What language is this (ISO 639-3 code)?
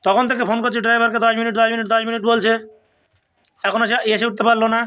ben